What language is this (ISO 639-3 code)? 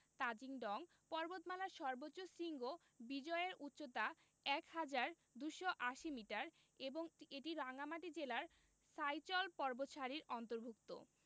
ben